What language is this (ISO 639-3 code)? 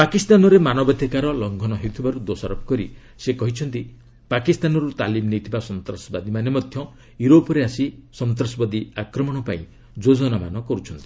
ori